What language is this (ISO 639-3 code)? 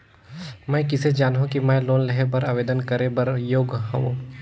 hne